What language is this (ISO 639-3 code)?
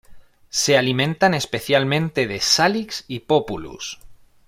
spa